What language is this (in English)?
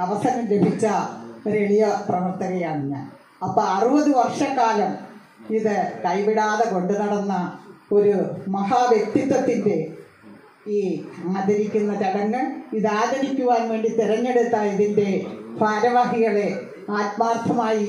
Arabic